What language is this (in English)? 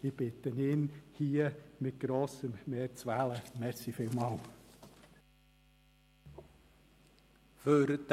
Swiss German